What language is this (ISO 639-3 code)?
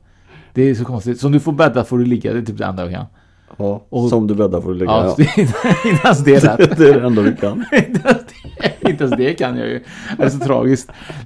swe